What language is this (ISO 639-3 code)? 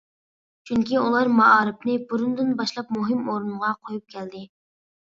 uig